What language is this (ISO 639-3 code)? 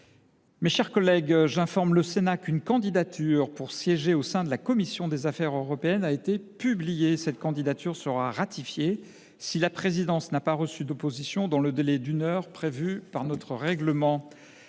fra